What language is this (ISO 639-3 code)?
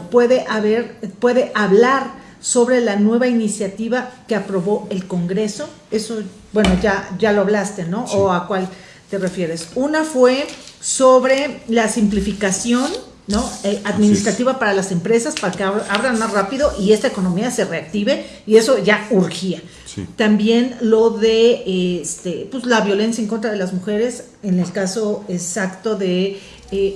spa